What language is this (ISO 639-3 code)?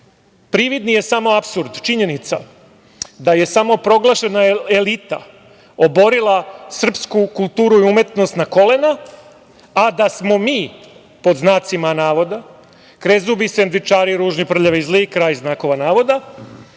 srp